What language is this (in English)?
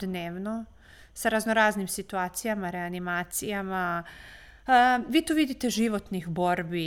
Croatian